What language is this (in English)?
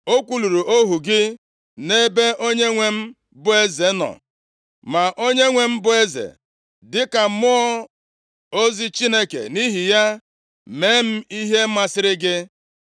Igbo